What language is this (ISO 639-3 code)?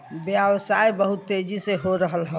bho